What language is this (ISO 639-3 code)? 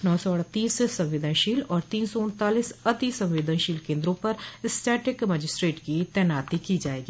hin